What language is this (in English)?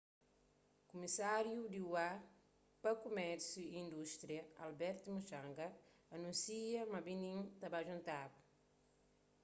Kabuverdianu